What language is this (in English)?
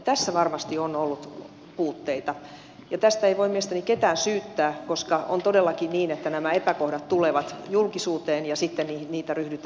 Finnish